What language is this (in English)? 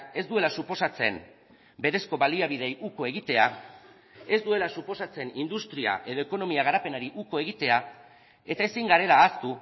Basque